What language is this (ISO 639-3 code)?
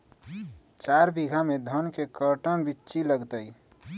mag